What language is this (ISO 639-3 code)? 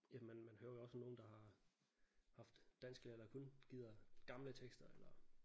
dan